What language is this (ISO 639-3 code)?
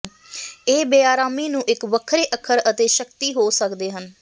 pan